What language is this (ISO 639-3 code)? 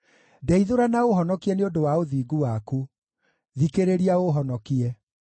kik